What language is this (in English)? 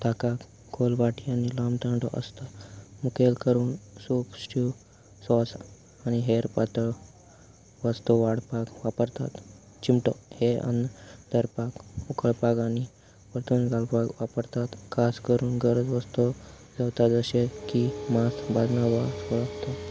Konkani